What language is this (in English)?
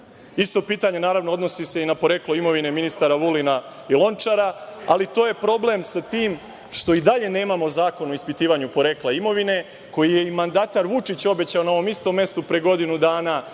Serbian